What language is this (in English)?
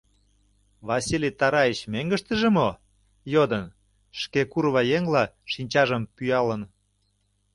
Mari